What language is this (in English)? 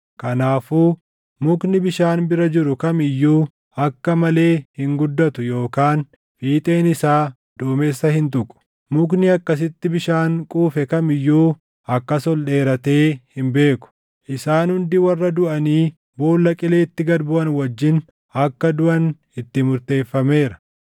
Oromo